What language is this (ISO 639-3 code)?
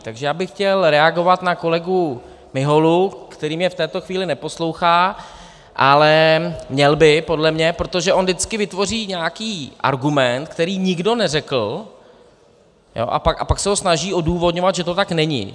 ces